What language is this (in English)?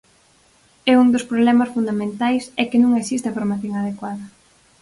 Galician